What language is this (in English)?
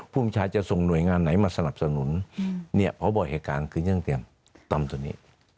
Thai